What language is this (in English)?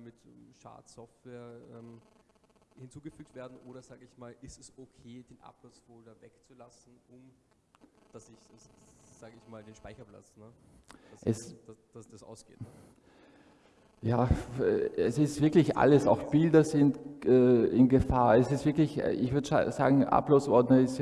German